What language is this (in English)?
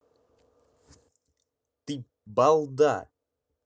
Russian